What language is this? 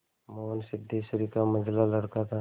Hindi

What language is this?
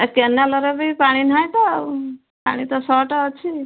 Odia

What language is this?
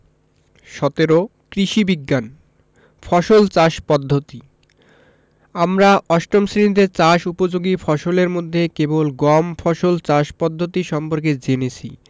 Bangla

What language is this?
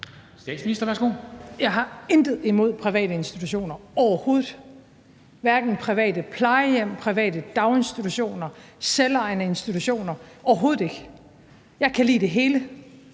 Danish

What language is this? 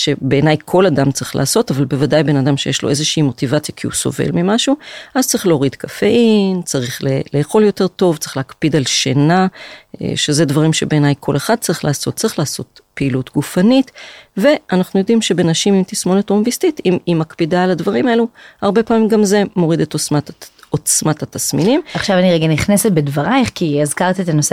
Hebrew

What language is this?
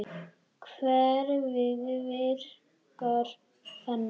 Icelandic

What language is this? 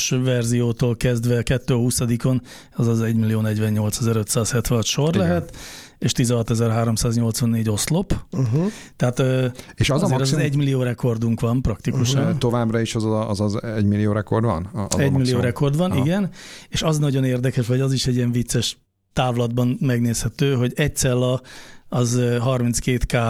Hungarian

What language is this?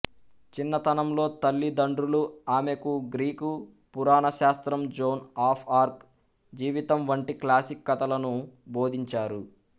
Telugu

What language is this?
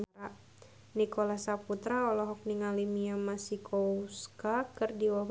Sundanese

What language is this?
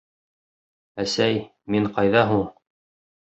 Bashkir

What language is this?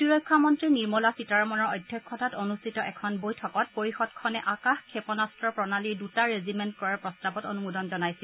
Assamese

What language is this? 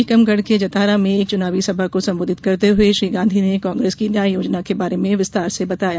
Hindi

